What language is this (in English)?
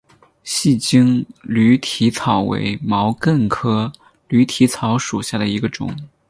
Chinese